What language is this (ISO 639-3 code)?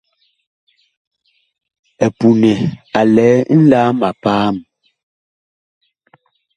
bkh